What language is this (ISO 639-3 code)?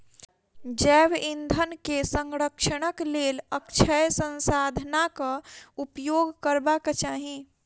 mai